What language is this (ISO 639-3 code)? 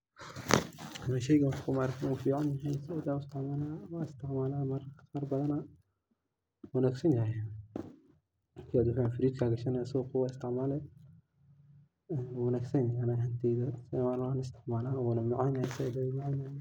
som